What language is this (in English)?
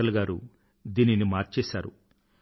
Telugu